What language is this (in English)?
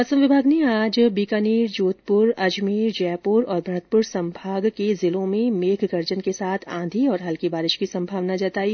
Hindi